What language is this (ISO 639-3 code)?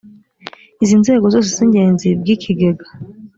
kin